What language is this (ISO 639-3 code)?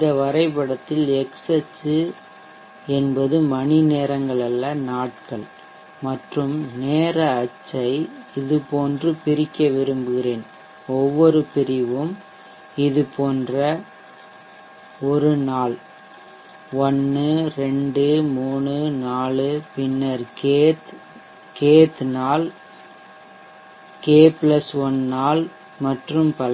tam